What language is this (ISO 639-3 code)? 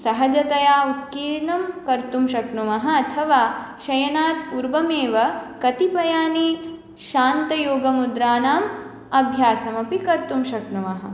san